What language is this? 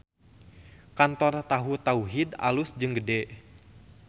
Sundanese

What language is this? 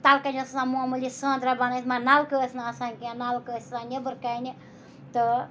Kashmiri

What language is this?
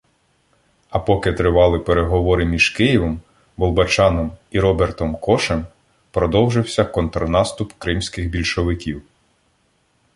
Ukrainian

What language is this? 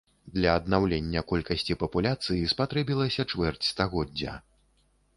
Belarusian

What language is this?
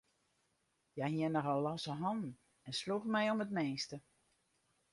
Western Frisian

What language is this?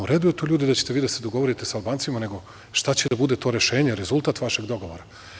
Serbian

